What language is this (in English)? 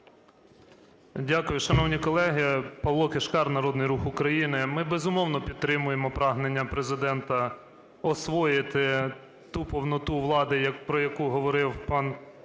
Ukrainian